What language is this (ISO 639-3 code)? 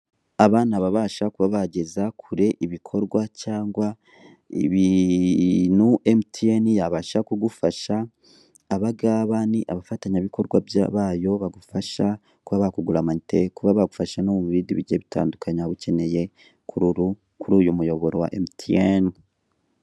kin